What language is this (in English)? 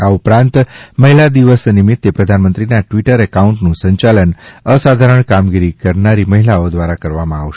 Gujarati